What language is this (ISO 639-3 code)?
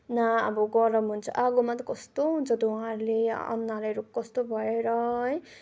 nep